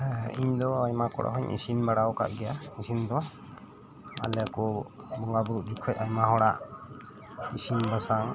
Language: Santali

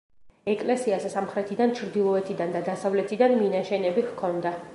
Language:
Georgian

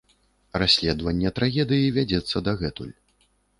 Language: Belarusian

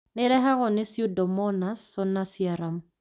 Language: Kikuyu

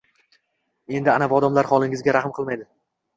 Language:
Uzbek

